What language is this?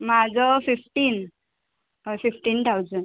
Konkani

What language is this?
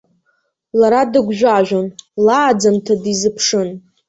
Abkhazian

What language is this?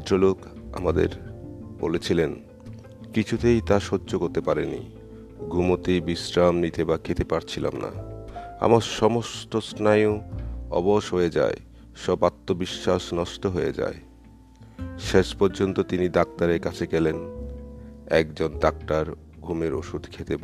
Bangla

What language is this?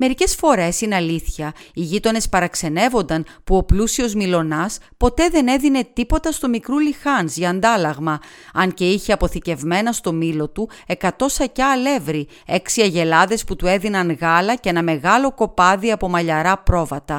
Greek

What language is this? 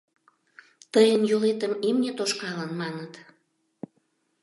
Mari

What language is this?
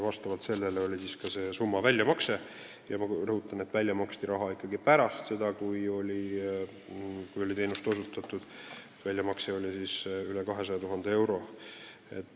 Estonian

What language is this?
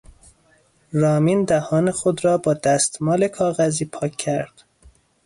Persian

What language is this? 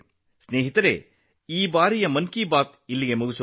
Kannada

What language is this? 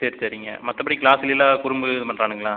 Tamil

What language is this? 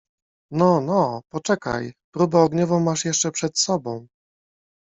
Polish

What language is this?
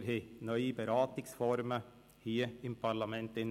Swiss German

